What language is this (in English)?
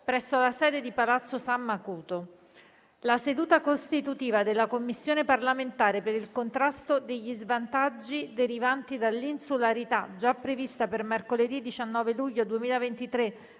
Italian